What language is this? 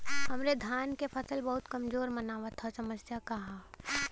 Bhojpuri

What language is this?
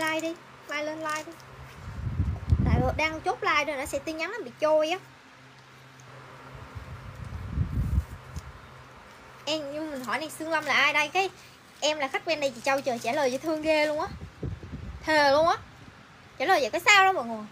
Vietnamese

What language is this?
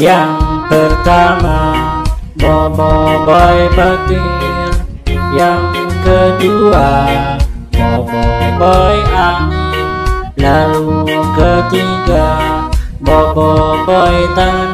Indonesian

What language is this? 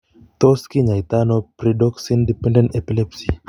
Kalenjin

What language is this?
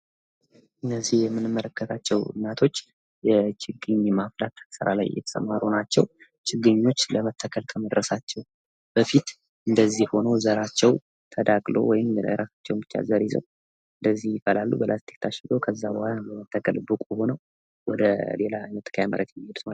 Amharic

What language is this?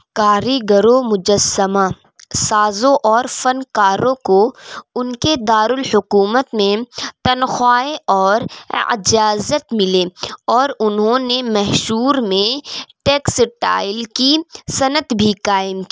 Urdu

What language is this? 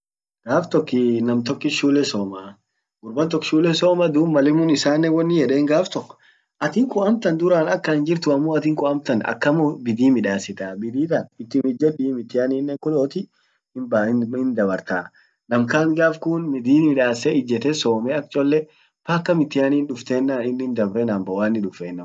Orma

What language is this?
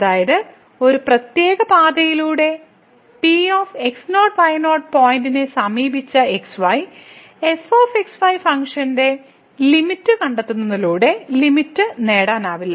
Malayalam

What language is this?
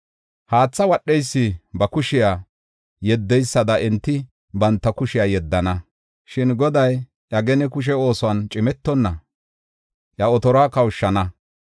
Gofa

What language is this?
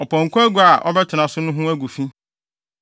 Akan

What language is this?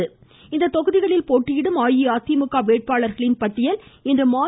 Tamil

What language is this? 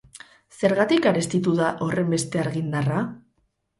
Basque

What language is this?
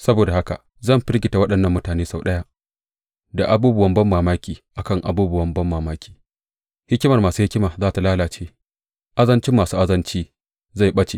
Hausa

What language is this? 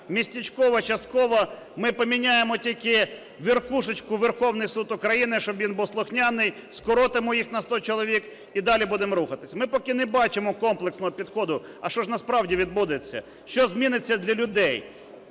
Ukrainian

